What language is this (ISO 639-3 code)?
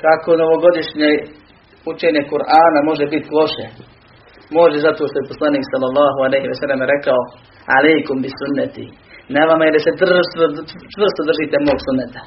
hrv